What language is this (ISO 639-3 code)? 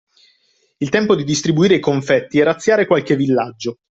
ita